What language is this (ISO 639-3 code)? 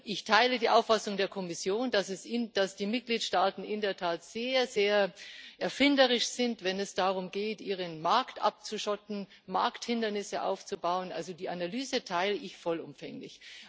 deu